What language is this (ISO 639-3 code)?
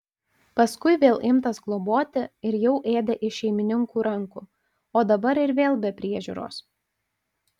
lit